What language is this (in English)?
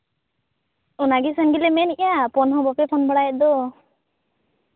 Santali